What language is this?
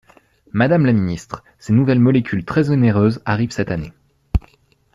French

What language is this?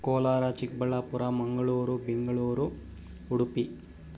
Kannada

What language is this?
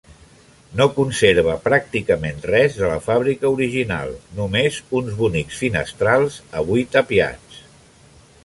Catalan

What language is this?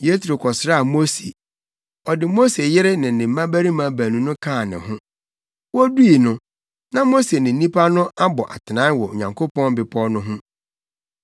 Akan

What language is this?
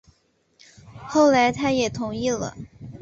Chinese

